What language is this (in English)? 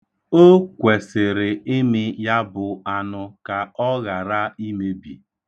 Igbo